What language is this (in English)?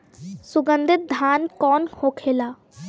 Bhojpuri